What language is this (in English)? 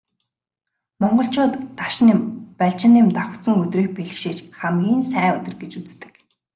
Mongolian